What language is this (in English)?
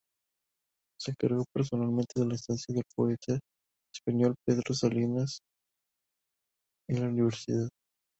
Spanish